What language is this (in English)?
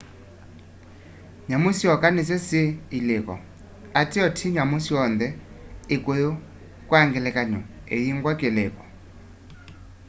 Kamba